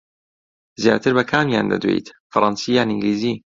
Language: Central Kurdish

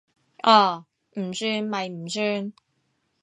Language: Cantonese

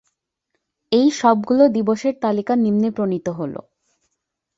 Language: Bangla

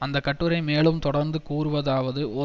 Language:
Tamil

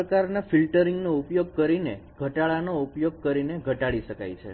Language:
Gujarati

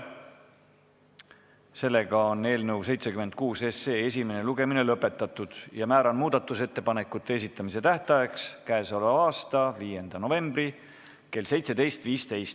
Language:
Estonian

